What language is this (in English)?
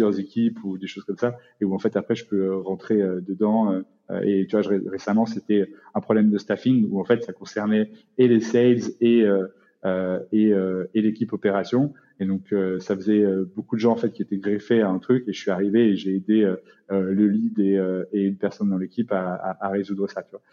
French